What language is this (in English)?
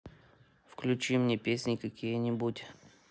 Russian